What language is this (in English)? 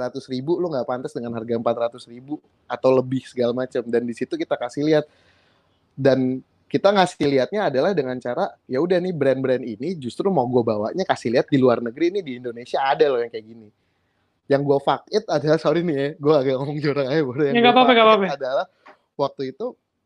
Indonesian